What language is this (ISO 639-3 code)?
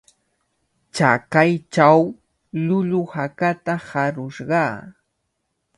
qvl